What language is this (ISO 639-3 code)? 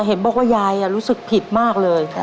tha